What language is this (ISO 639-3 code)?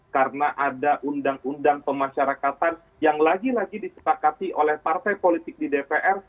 ind